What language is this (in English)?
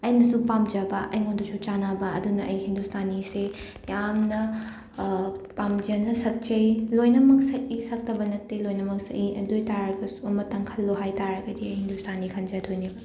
Manipuri